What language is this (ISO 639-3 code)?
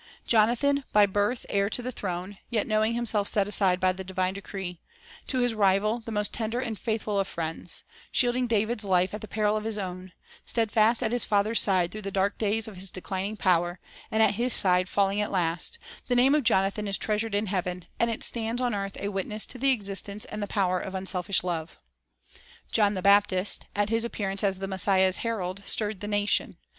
eng